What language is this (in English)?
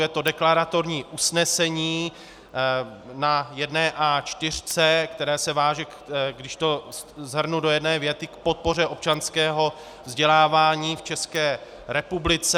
Czech